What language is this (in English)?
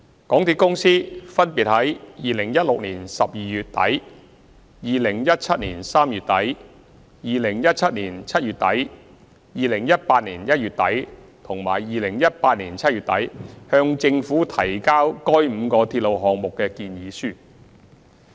Cantonese